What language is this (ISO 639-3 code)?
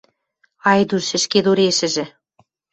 mrj